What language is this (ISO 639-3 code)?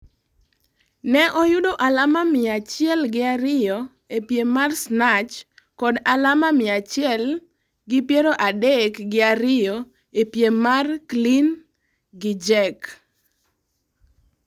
luo